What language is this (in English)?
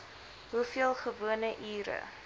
Afrikaans